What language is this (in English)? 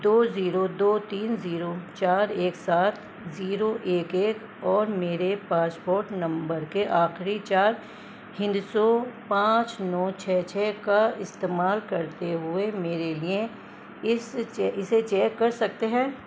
Urdu